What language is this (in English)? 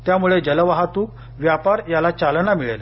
Marathi